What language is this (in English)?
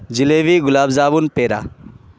Urdu